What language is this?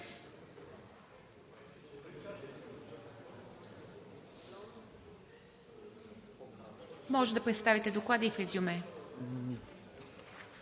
Bulgarian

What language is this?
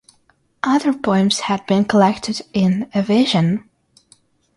English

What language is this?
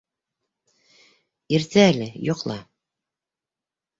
Bashkir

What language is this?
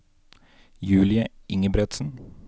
Norwegian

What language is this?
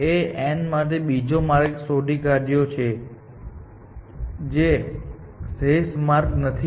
Gujarati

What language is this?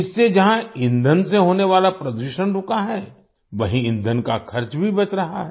Hindi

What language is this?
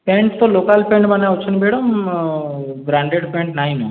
Odia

